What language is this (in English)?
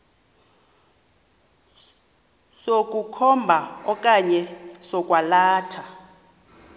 Xhosa